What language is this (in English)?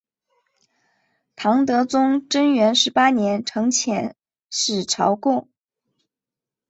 Chinese